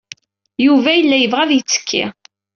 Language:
Kabyle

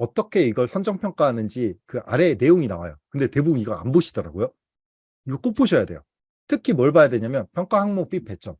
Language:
Korean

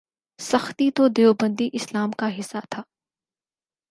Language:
Urdu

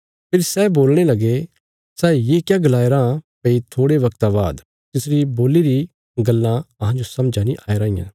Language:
Bilaspuri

